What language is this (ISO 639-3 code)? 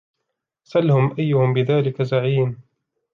ara